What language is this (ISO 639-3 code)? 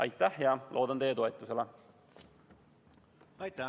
est